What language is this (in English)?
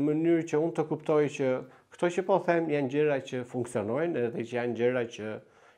Romanian